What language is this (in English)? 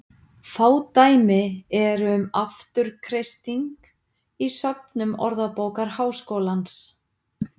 Icelandic